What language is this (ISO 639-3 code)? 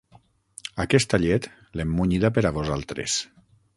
cat